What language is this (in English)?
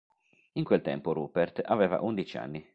Italian